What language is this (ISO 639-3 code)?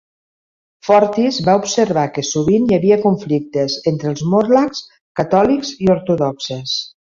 cat